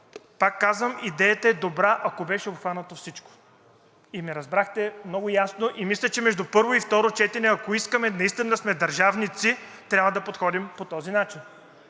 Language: Bulgarian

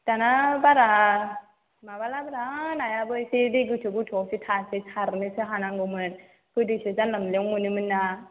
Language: Bodo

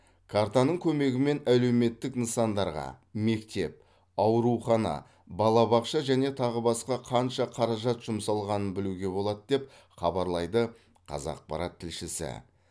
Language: Kazakh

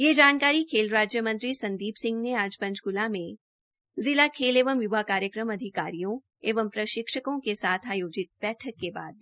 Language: Hindi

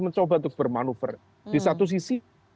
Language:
Indonesian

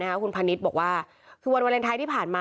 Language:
Thai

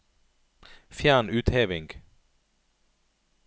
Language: Norwegian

